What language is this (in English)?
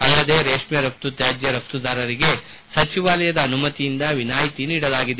Kannada